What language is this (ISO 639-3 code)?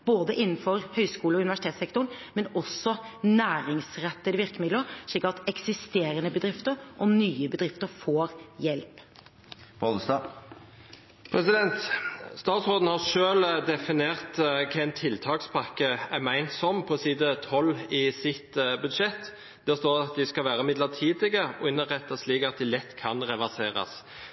nob